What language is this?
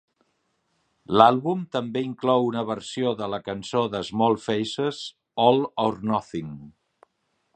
Catalan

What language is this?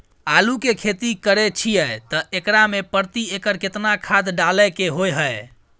Maithili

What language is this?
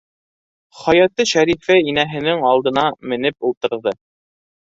Bashkir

